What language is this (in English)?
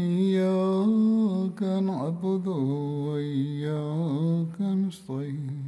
Swahili